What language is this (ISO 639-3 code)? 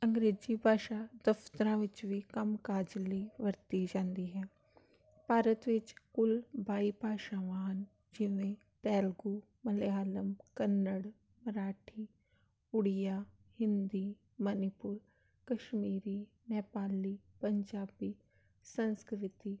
pan